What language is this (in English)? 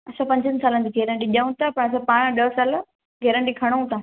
Sindhi